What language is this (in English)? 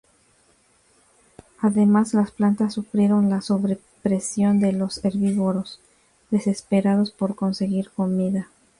Spanish